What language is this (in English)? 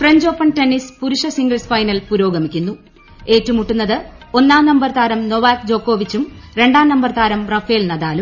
Malayalam